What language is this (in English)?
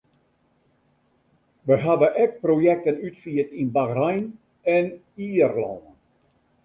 Western Frisian